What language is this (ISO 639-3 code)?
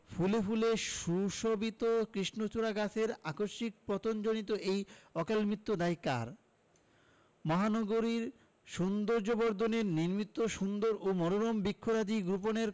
ben